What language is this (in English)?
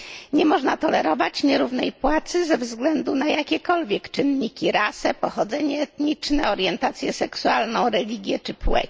Polish